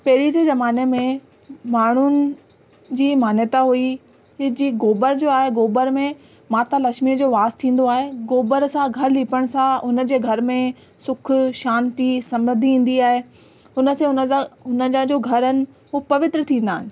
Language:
Sindhi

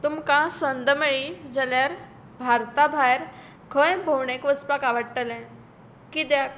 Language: Konkani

